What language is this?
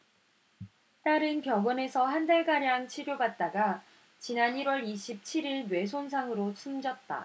Korean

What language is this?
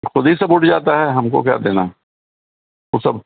Urdu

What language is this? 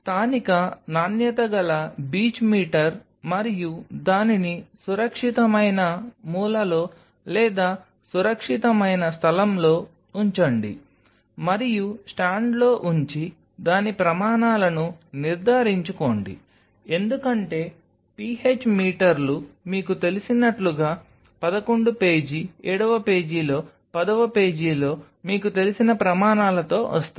Telugu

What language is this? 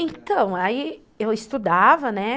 Portuguese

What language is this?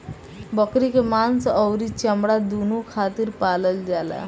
Bhojpuri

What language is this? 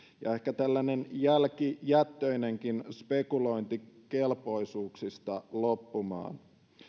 Finnish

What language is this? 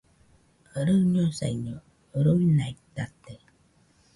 Nüpode Huitoto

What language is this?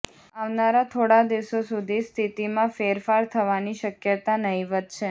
Gujarati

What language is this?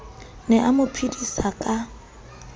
Southern Sotho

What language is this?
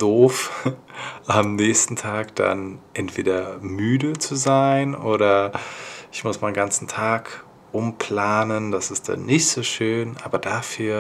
German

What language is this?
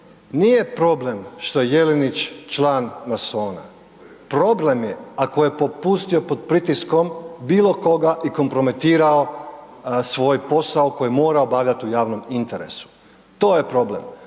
Croatian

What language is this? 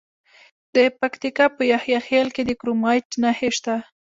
Pashto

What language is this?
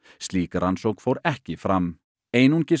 Icelandic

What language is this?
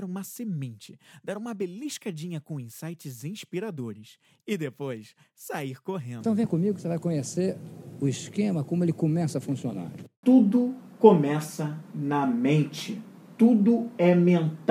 Portuguese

